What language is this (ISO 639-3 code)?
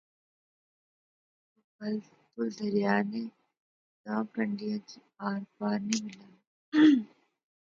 phr